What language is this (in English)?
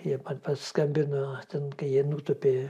Lithuanian